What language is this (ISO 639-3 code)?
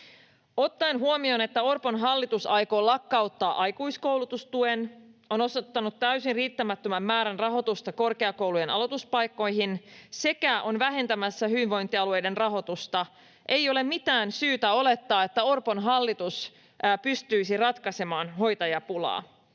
fin